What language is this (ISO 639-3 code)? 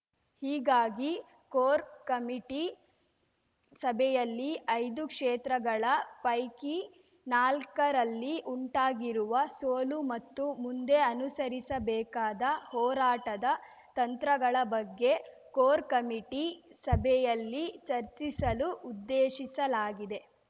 kan